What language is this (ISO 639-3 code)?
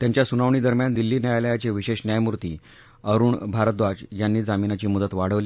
mar